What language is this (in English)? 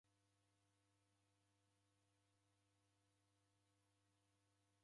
Taita